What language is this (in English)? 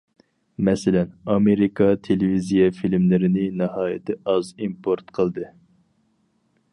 Uyghur